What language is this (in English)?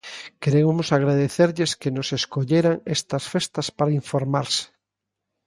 Galician